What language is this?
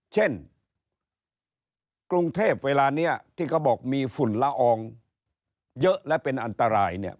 Thai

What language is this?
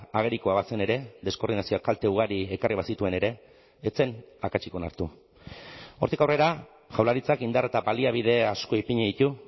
Basque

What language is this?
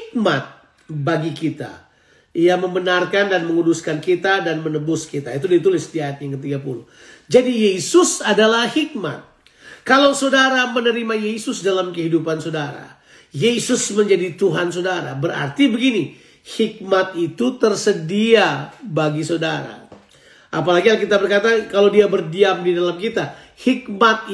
Indonesian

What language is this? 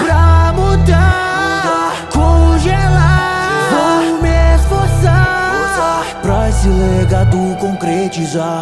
Romanian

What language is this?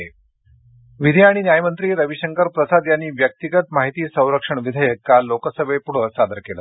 Marathi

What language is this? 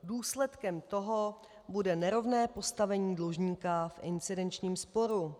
Czech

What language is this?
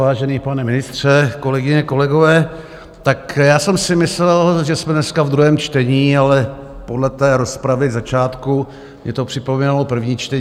Czech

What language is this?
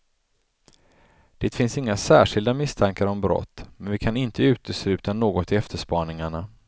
Swedish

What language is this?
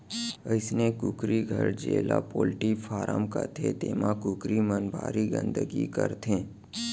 Chhattisgarhi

